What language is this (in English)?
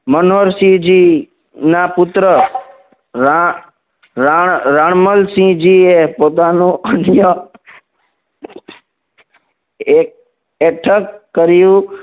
Gujarati